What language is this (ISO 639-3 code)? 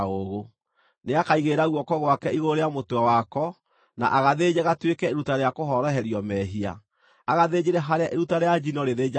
kik